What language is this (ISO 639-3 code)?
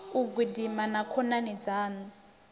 ven